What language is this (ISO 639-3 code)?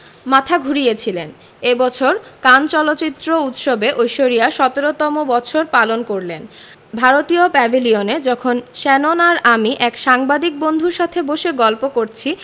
ben